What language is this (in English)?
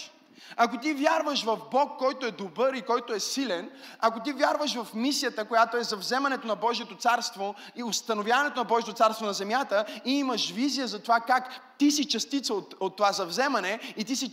Bulgarian